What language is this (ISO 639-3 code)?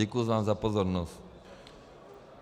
ces